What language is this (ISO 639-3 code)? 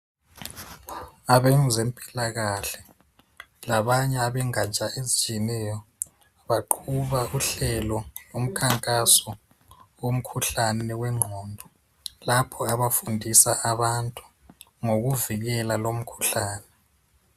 nde